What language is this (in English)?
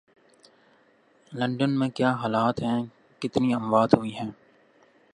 Urdu